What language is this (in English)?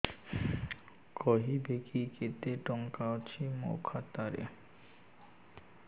Odia